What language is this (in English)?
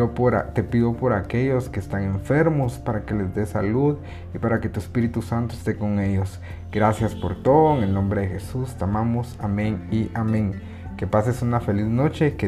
Spanish